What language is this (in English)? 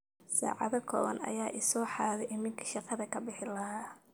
Somali